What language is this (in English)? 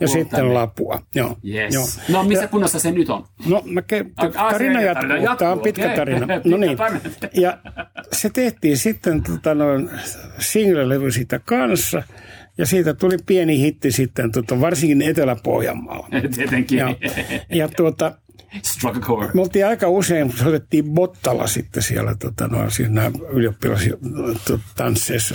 Finnish